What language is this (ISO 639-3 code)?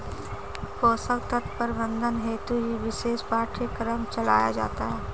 hin